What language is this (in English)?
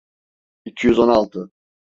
Turkish